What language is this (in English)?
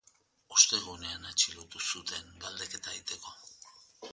Basque